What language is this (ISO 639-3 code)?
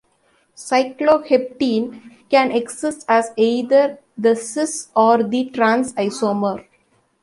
eng